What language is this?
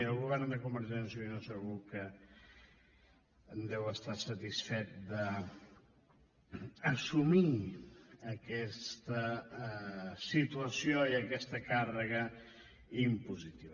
Catalan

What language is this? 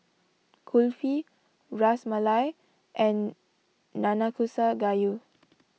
English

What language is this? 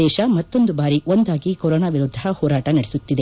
Kannada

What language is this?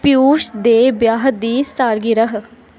Dogri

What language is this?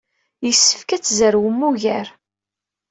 Kabyle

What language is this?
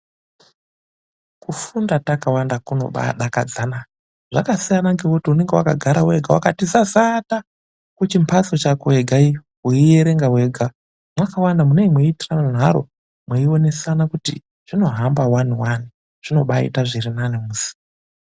Ndau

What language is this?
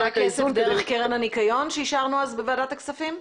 Hebrew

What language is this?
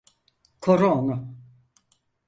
Turkish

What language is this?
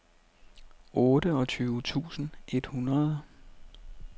Danish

